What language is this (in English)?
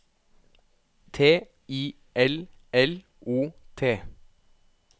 Norwegian